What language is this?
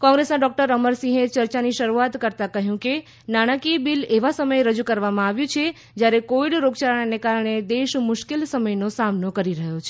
Gujarati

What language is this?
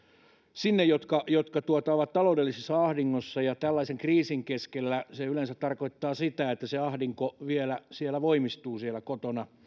Finnish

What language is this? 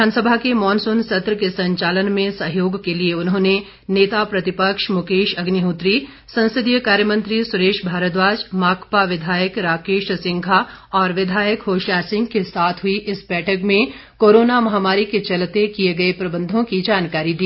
Hindi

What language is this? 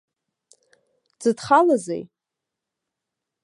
Abkhazian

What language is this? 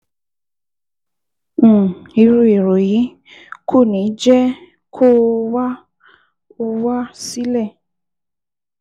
Yoruba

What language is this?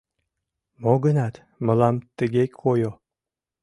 Mari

